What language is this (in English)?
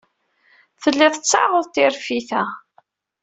Kabyle